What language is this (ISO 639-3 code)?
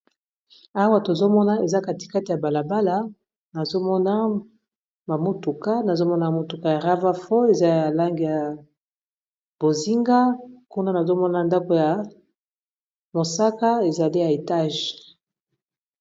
lin